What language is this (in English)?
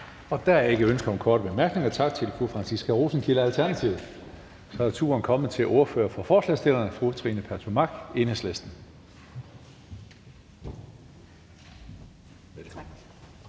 Danish